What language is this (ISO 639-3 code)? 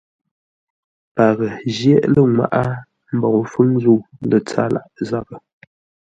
nla